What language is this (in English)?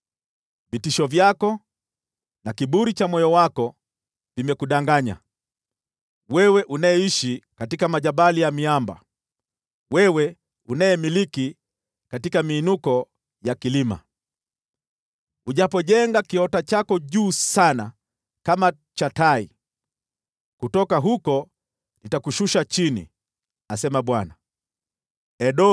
Swahili